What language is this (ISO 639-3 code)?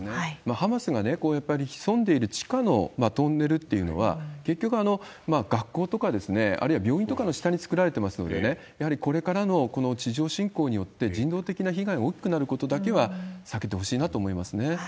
jpn